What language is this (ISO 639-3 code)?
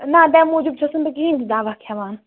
kas